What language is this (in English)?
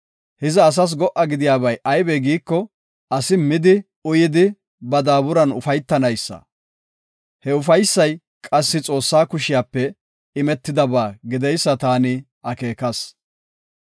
Gofa